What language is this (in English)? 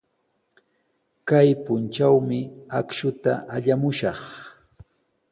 Sihuas Ancash Quechua